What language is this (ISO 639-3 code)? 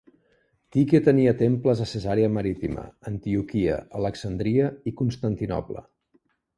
cat